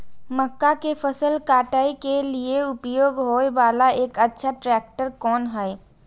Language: Maithili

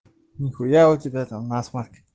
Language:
Russian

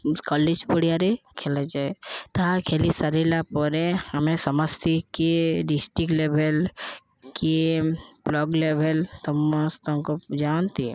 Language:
Odia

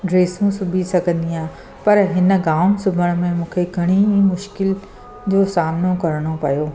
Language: Sindhi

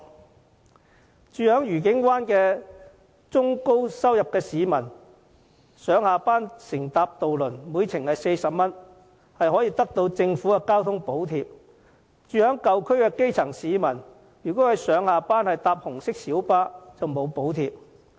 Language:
Cantonese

